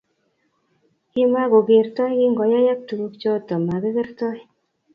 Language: Kalenjin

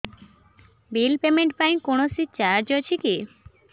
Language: Odia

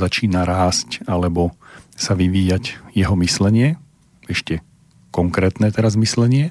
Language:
Slovak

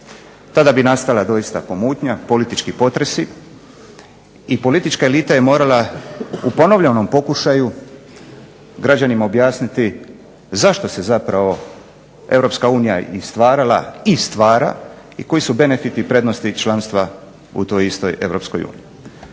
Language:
Croatian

